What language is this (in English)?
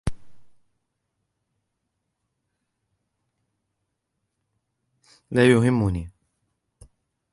Arabic